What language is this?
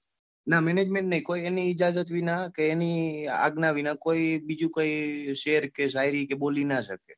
Gujarati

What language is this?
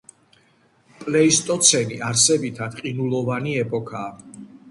Georgian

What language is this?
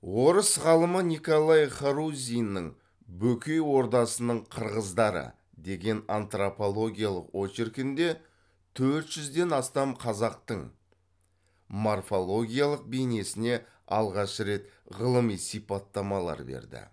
Kazakh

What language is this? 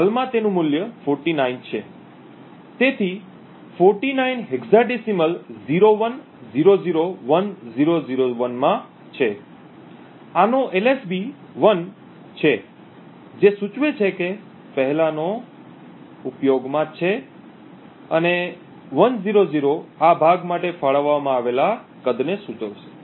Gujarati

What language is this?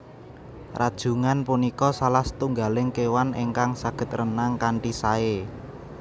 Javanese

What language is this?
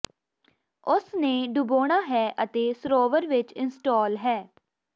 Punjabi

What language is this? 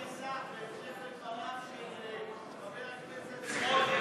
Hebrew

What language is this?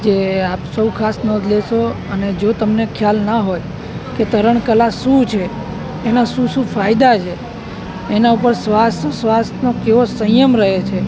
Gujarati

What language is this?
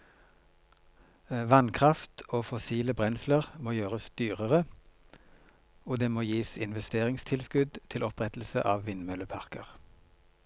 Norwegian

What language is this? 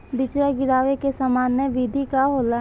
Bhojpuri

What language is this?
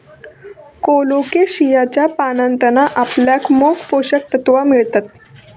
Marathi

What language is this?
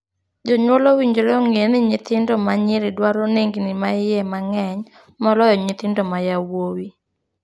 Luo (Kenya and Tanzania)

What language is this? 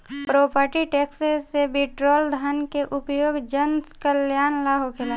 Bhojpuri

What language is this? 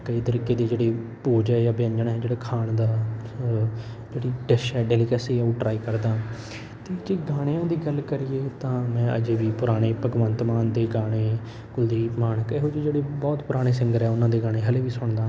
Punjabi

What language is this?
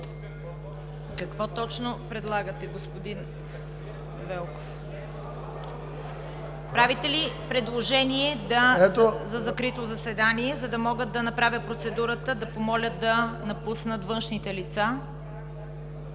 Bulgarian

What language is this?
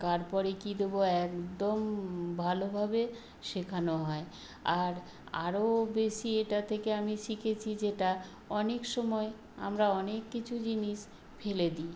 Bangla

